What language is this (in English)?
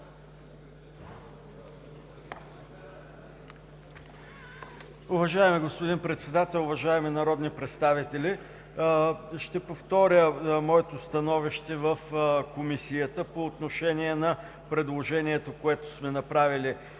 Bulgarian